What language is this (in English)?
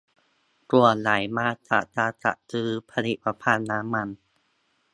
Thai